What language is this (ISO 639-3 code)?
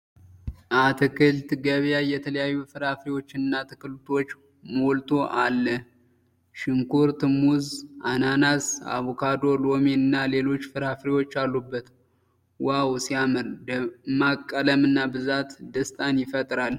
amh